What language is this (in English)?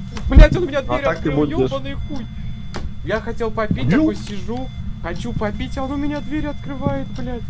Russian